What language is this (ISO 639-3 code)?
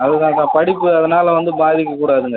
tam